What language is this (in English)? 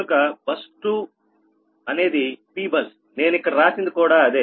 Telugu